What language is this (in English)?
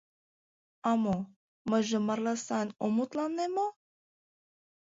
Mari